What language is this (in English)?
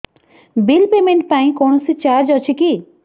Odia